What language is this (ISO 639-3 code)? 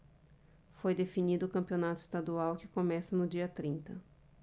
por